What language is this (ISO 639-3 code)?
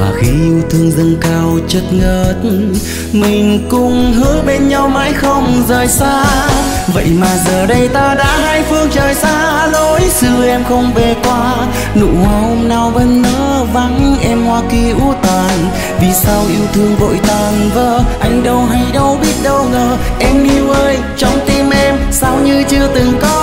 vie